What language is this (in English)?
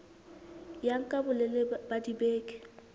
Southern Sotho